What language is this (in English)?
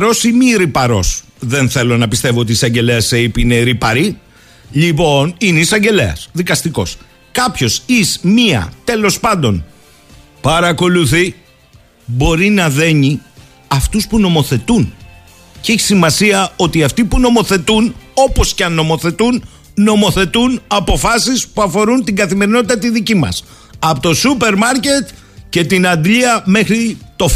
Greek